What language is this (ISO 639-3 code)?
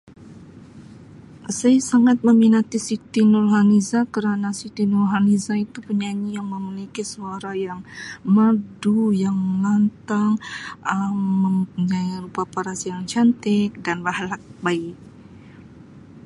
msi